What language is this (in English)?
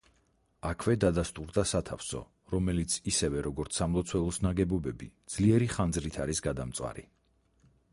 Georgian